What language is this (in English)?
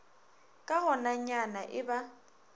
Northern Sotho